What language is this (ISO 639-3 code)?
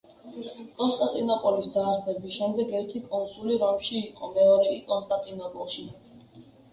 kat